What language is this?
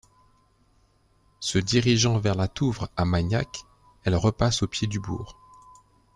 French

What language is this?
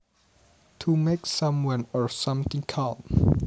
Javanese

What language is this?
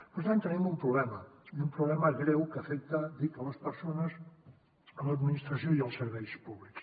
Catalan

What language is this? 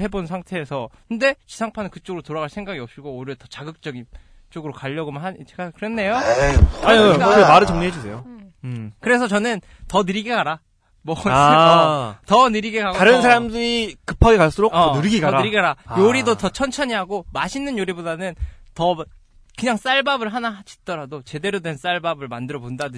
Korean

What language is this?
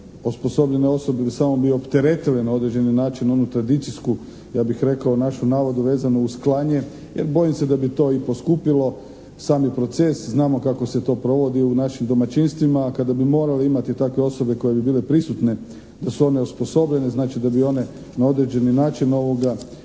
Croatian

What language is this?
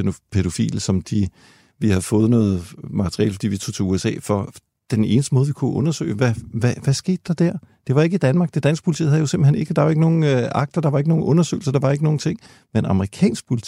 Danish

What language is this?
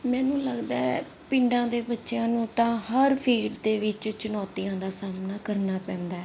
Punjabi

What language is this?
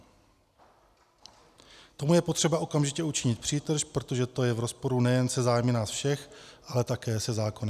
Czech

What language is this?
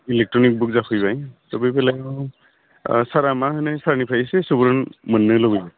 Bodo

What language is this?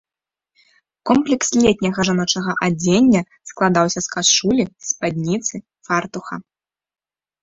Belarusian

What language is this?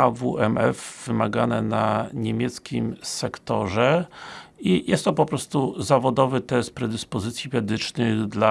Polish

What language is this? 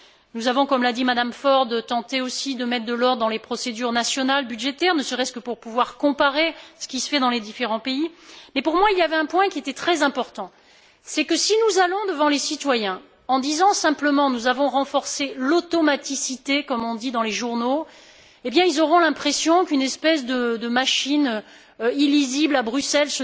French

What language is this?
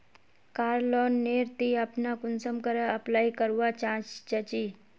Magahi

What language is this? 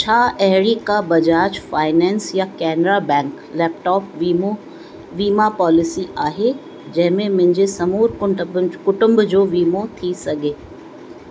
Sindhi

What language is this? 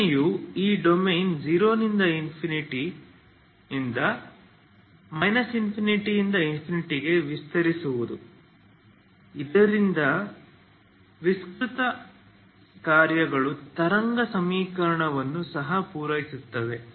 Kannada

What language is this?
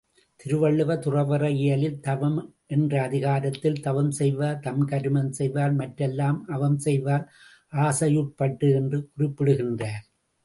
Tamil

